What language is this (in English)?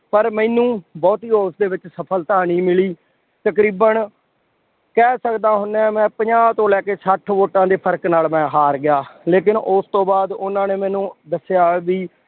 Punjabi